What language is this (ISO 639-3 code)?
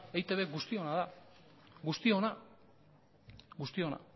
eus